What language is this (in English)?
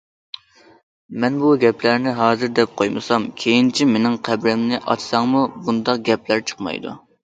Uyghur